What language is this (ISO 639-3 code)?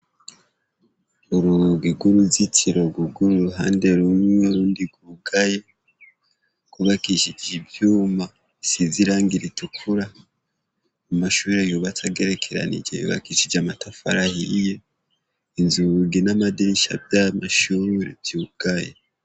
run